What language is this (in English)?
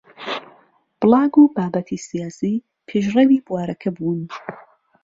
Central Kurdish